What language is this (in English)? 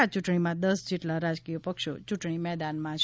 Gujarati